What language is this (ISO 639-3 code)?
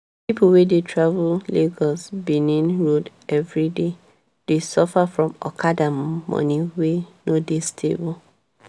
pcm